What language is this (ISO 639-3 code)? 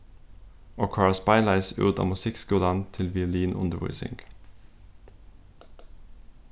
fao